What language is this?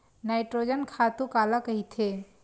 Chhattisgarhi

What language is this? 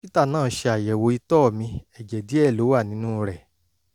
Yoruba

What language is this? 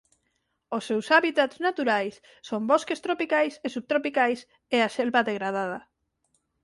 Galician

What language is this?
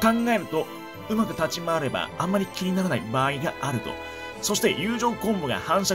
Japanese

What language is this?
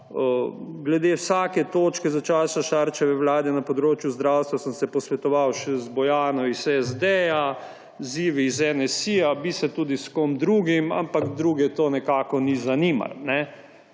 Slovenian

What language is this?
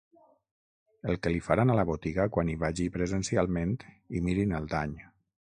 Catalan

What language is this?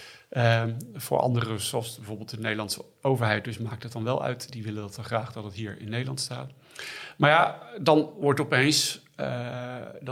Dutch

